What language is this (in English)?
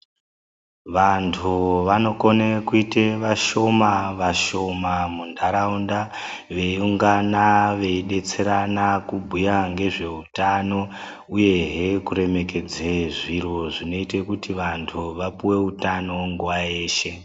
Ndau